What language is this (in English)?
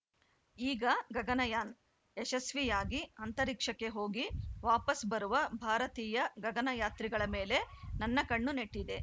Kannada